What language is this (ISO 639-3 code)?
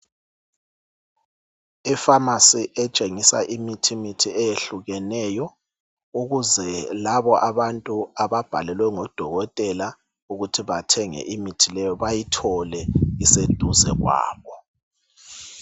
nde